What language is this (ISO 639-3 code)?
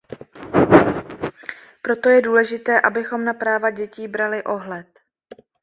ces